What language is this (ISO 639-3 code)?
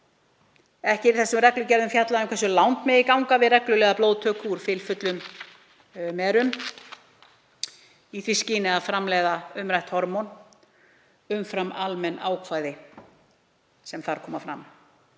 isl